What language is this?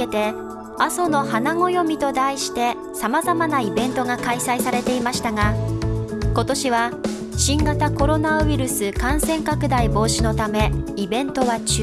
Japanese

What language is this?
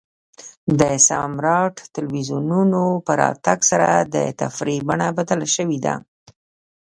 Pashto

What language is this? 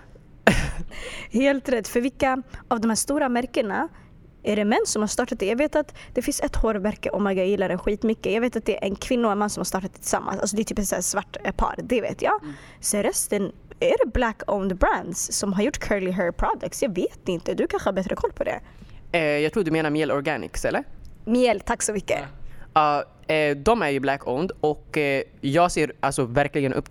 Swedish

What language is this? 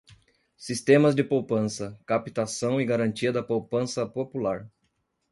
Portuguese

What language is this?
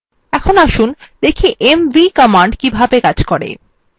Bangla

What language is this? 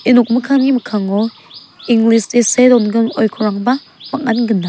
Garo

